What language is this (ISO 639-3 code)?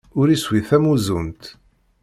kab